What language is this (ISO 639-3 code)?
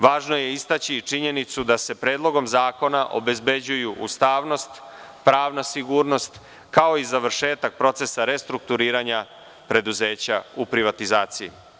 srp